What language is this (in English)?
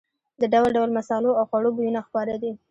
Pashto